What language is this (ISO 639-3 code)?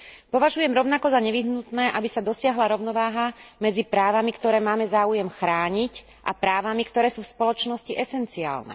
slk